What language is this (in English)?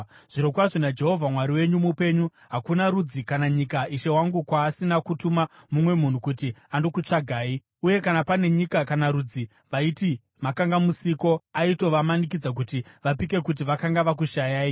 Shona